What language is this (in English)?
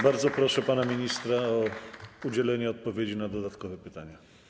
Polish